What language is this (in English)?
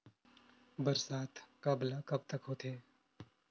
Chhattisgarhi